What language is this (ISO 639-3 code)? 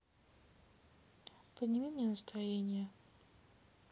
rus